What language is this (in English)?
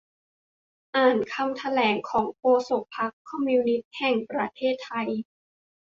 Thai